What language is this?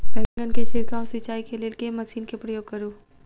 Maithili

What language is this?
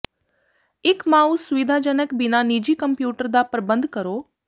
Punjabi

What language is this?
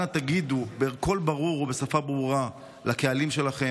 Hebrew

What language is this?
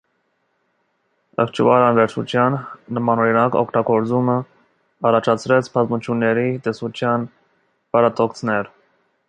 Armenian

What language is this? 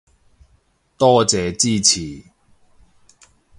Cantonese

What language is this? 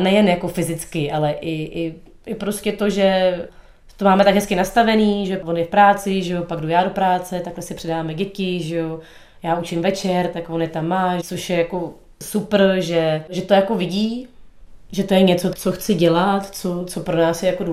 Czech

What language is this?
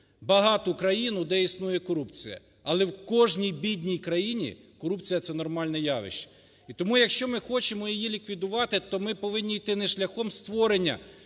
Ukrainian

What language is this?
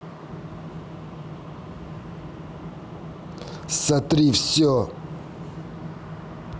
Russian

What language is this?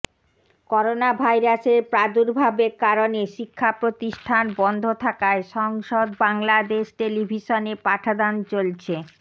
Bangla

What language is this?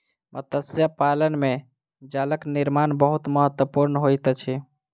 Maithili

